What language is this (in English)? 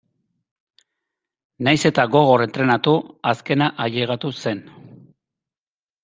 Basque